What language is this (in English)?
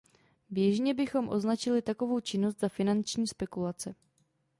Czech